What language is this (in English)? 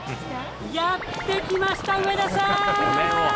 Japanese